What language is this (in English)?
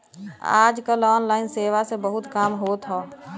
Bhojpuri